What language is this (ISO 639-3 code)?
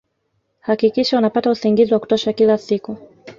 swa